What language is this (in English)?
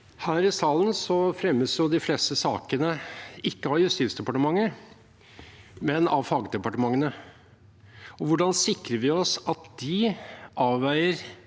Norwegian